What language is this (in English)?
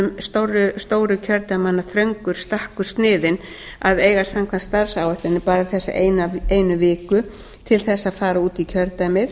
Icelandic